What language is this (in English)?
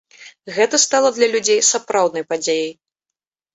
Belarusian